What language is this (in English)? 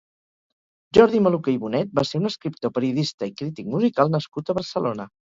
Catalan